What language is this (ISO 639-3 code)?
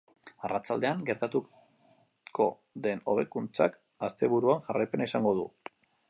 eus